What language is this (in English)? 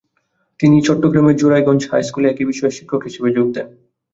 Bangla